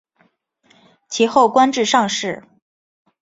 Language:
Chinese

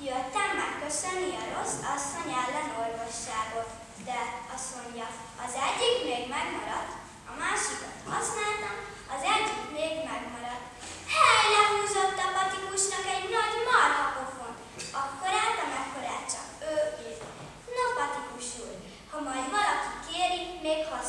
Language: Hungarian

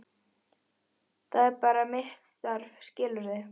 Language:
Icelandic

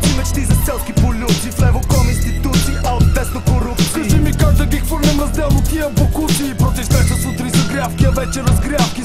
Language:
Romanian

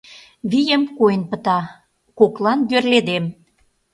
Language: Mari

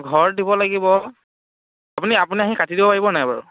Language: Assamese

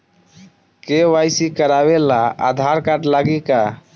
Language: Bhojpuri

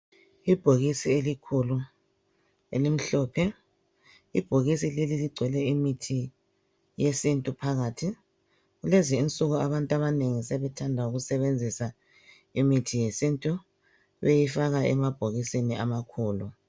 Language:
North Ndebele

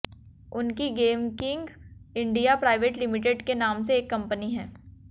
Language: Hindi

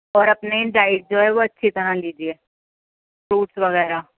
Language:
Urdu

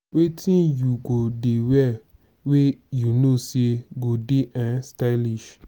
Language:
Nigerian Pidgin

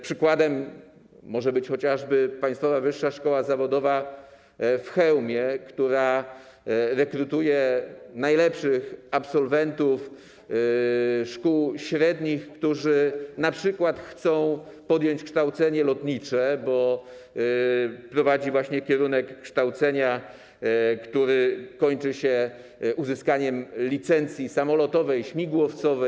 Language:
Polish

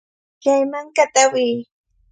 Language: Cajatambo North Lima Quechua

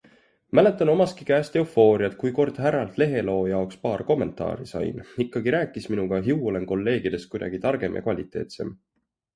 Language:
Estonian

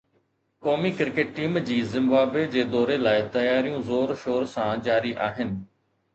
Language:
Sindhi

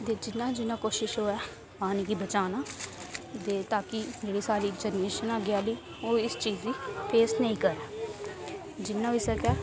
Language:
Dogri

